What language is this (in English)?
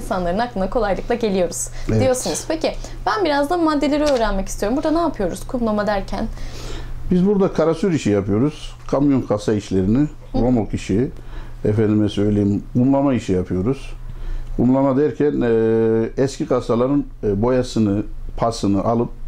Turkish